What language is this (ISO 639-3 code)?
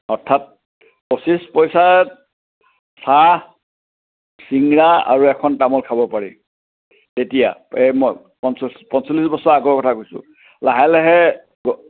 asm